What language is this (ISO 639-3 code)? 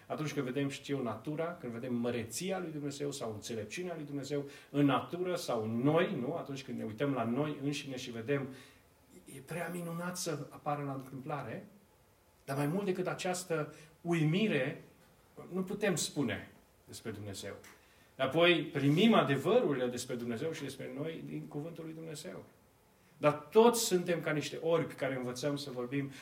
ron